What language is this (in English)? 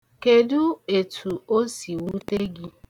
Igbo